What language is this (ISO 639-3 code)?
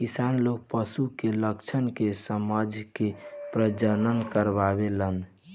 bho